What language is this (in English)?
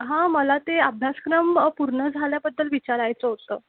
Marathi